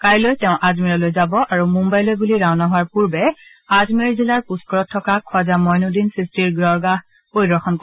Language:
Assamese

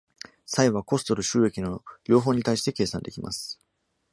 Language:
Japanese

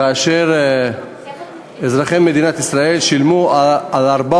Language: Hebrew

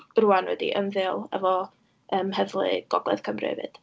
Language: Welsh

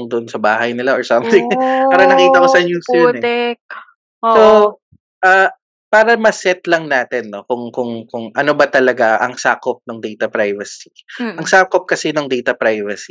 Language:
Filipino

